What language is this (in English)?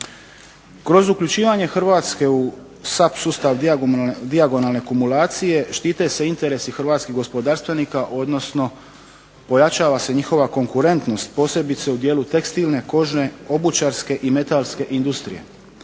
Croatian